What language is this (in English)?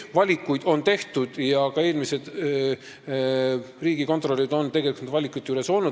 Estonian